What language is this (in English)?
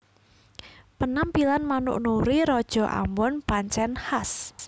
Javanese